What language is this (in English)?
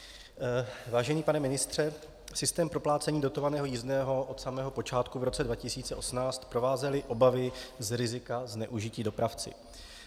Czech